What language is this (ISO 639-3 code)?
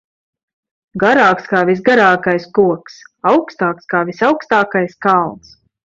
lav